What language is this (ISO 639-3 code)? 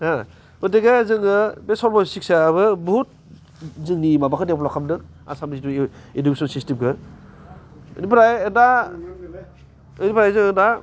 brx